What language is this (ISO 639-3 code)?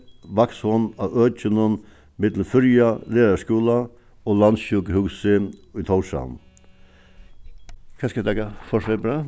fao